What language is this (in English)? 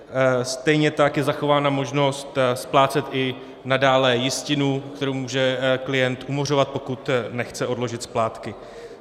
Czech